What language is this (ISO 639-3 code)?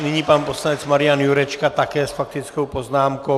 ces